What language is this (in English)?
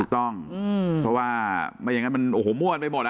Thai